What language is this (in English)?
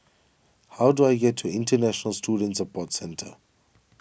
English